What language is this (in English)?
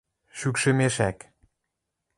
Western Mari